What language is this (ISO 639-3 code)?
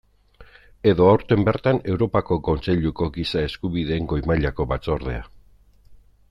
eus